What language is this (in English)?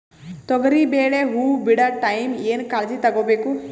Kannada